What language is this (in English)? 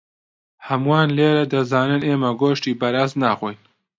Central Kurdish